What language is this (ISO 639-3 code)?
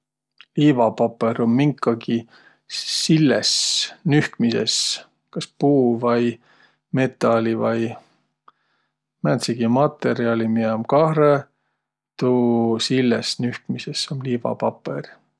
vro